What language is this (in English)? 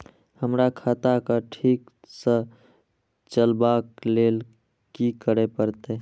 Maithili